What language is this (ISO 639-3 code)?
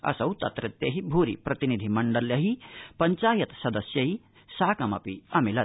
san